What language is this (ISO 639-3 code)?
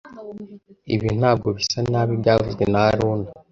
kin